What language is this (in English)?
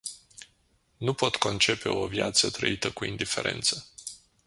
Romanian